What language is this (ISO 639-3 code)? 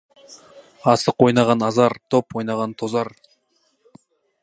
kaz